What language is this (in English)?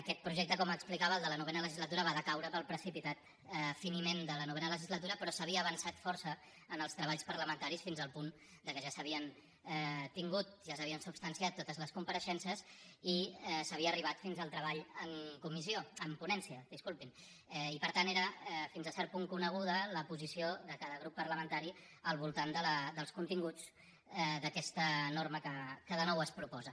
Catalan